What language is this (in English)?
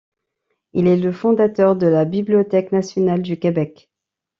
French